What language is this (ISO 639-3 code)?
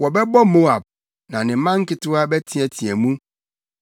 aka